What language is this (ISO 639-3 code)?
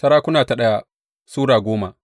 hau